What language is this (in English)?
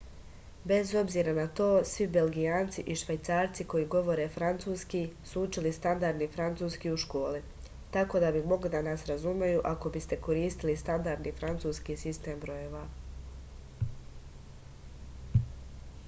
Serbian